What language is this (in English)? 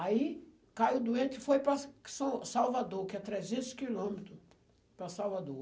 Portuguese